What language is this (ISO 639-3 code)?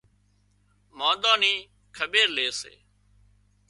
kxp